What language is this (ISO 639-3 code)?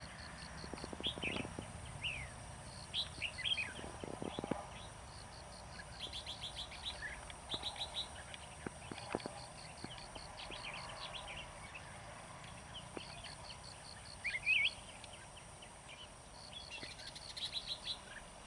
vie